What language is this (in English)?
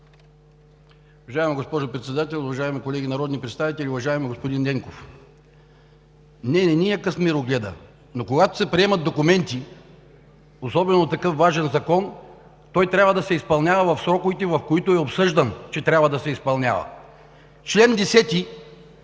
Bulgarian